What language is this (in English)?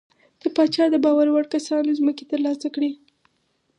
Pashto